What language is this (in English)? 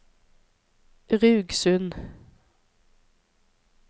Norwegian